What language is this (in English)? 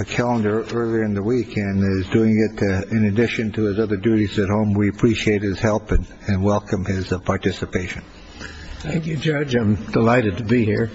English